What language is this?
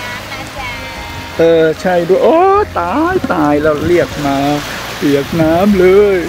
Thai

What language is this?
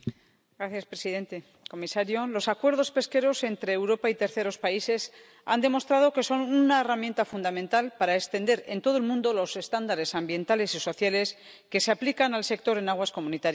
Spanish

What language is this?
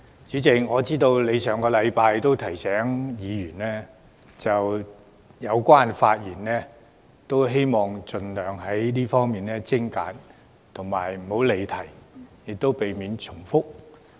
Cantonese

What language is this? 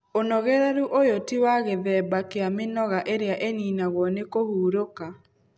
Kikuyu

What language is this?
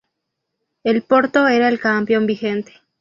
Spanish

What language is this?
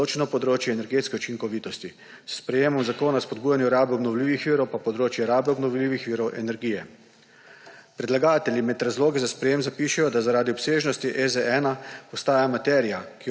Slovenian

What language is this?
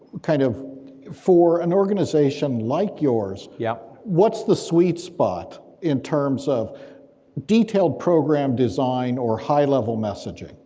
English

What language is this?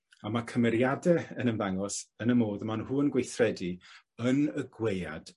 Welsh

